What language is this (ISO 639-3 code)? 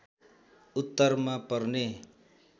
nep